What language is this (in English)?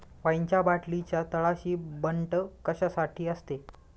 Marathi